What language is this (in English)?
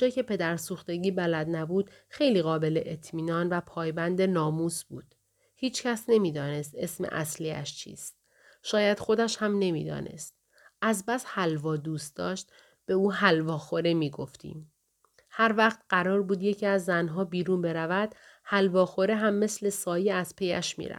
Persian